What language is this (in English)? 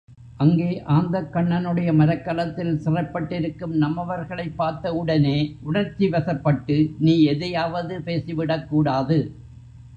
Tamil